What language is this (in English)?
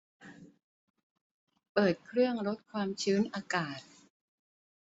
Thai